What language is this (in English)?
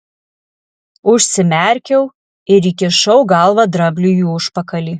Lithuanian